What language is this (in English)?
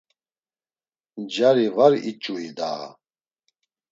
Laz